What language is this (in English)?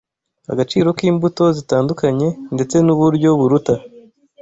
Kinyarwanda